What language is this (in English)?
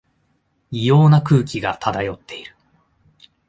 Japanese